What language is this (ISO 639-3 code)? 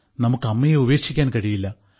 mal